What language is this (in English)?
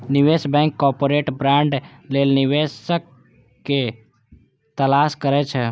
Maithili